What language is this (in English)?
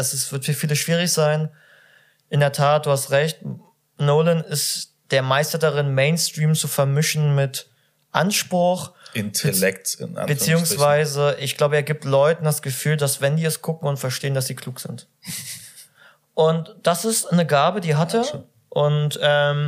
German